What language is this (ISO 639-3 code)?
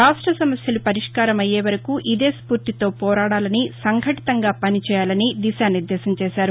tel